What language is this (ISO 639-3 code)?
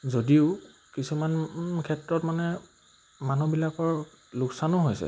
asm